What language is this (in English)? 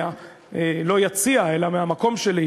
Hebrew